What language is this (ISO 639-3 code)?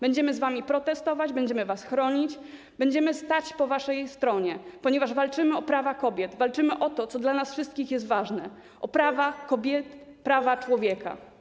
pol